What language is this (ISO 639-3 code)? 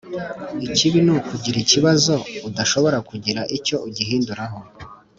kin